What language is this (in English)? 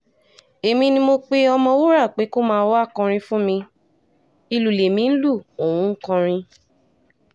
Yoruba